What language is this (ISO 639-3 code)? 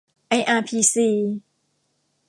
tha